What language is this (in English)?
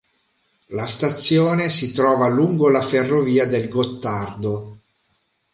Italian